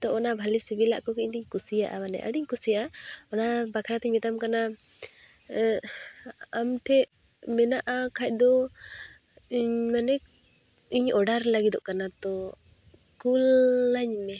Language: Santali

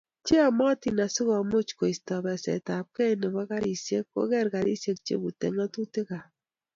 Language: Kalenjin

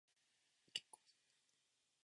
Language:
Japanese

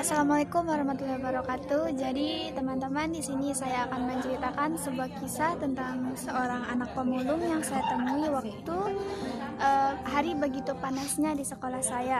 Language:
Indonesian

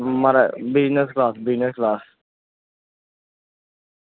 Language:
Dogri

